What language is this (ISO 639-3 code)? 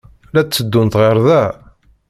kab